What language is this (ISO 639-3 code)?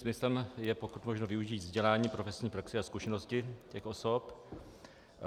ces